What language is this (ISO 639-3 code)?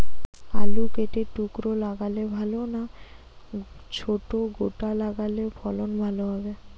ben